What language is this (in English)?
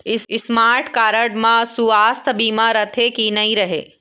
Chhattisgarhi